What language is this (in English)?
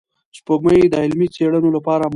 Pashto